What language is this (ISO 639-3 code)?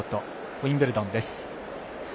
jpn